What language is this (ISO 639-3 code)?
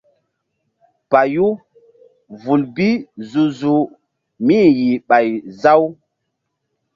mdd